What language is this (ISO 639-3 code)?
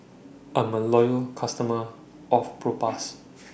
eng